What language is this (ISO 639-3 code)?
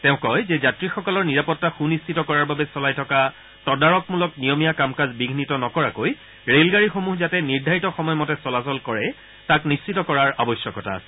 asm